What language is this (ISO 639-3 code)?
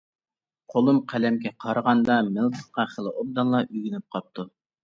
uig